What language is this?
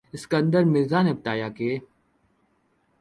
Urdu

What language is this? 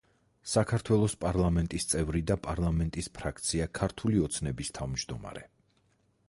Georgian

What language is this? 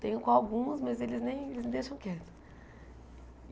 Portuguese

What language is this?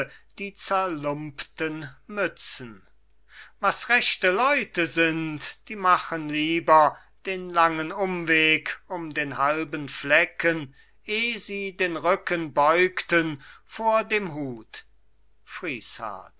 German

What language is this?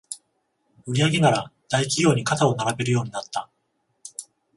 Japanese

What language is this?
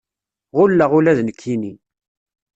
Kabyle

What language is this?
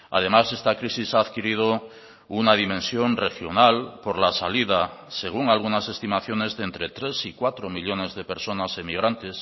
Spanish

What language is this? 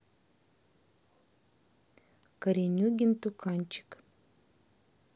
Russian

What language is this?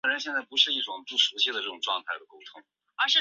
Chinese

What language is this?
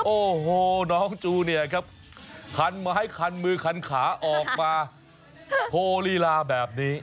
Thai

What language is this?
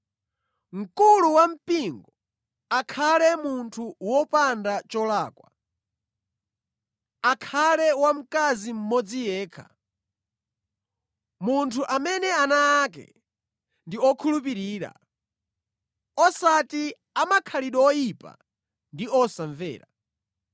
Nyanja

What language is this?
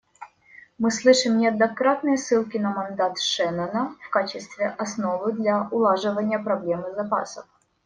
Russian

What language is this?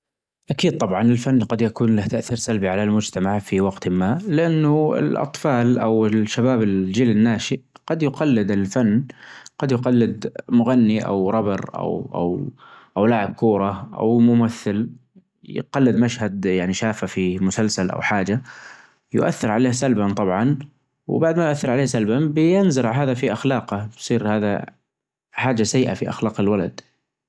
Najdi Arabic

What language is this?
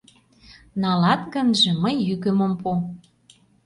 Mari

